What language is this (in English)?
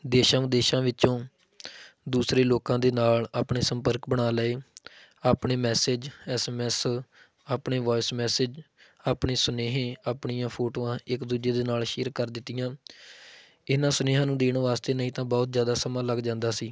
Punjabi